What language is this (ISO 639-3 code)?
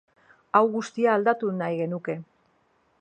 eus